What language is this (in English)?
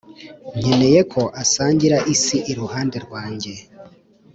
Kinyarwanda